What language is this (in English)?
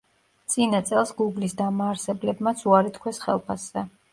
Georgian